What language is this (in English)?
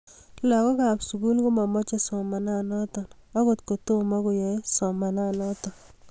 Kalenjin